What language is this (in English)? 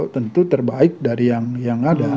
Indonesian